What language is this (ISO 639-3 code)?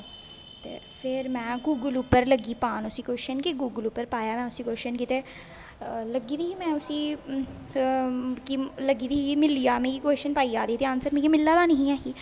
doi